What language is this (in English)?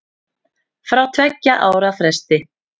Icelandic